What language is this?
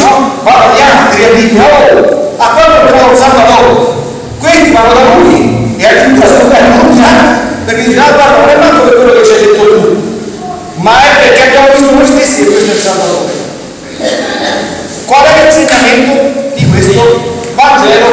Italian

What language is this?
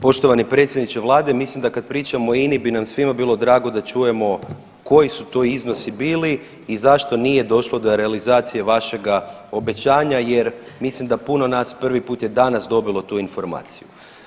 Croatian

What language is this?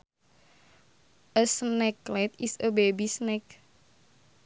Sundanese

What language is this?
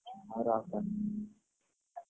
Odia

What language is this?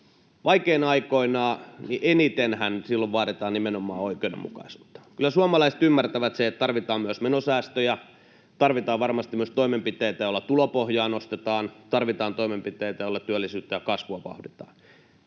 Finnish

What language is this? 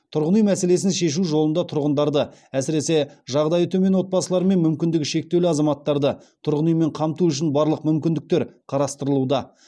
Kazakh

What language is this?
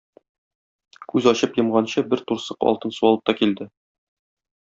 Tatar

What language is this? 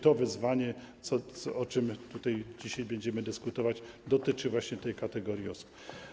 Polish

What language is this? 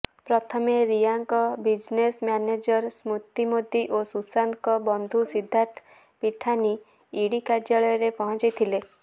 Odia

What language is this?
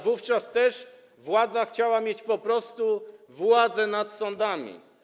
Polish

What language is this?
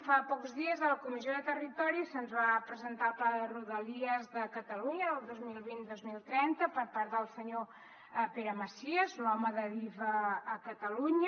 Catalan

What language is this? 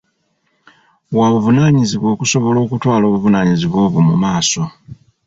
Ganda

